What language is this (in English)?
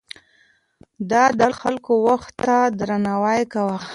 Pashto